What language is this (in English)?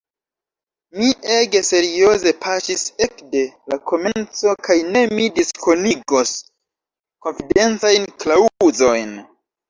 Esperanto